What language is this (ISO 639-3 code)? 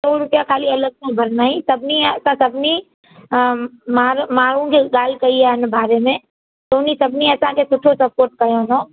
snd